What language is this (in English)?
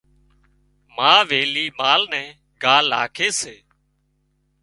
Wadiyara Koli